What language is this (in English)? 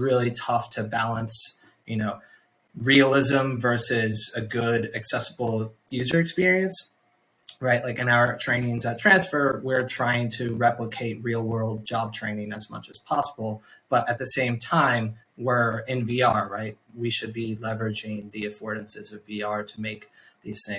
English